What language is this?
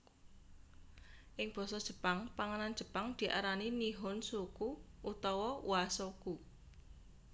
Javanese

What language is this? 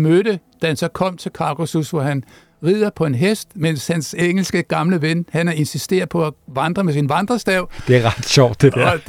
Danish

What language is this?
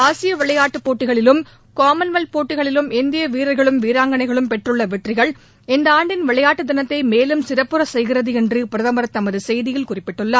Tamil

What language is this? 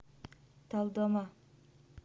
Russian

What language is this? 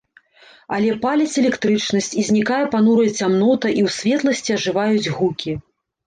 Belarusian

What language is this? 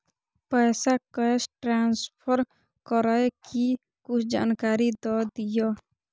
Maithili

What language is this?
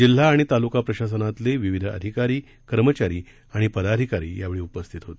Marathi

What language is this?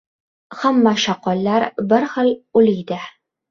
Uzbek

